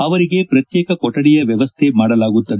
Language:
Kannada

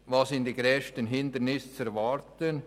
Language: Swiss German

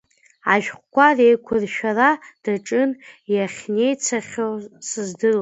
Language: Abkhazian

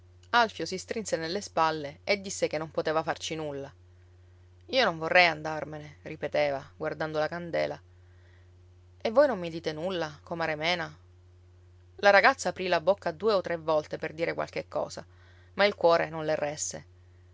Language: Italian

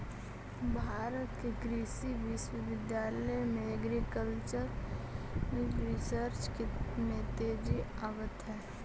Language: Magahi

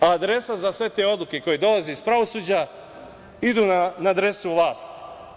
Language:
Serbian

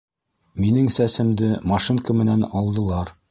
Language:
Bashkir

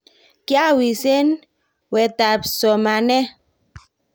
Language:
Kalenjin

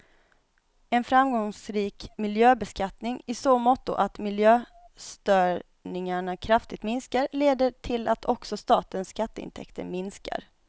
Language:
Swedish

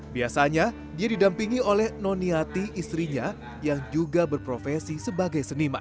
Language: Indonesian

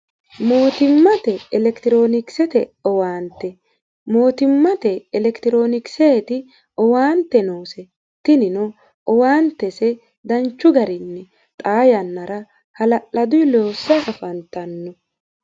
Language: Sidamo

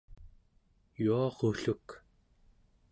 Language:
Central Yupik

